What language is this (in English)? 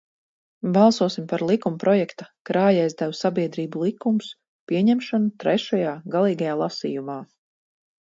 Latvian